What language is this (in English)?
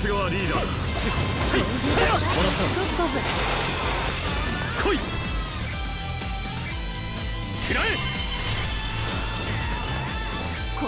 Japanese